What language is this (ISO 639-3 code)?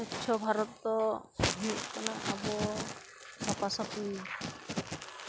sat